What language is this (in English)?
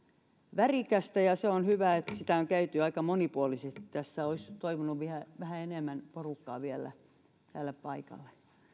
Finnish